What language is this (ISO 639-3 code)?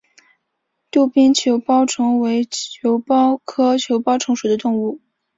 zho